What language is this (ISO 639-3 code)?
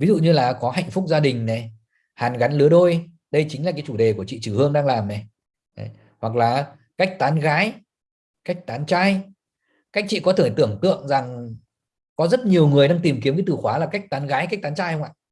vie